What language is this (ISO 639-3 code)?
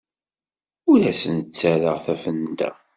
kab